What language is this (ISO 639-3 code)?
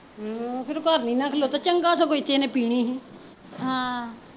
pan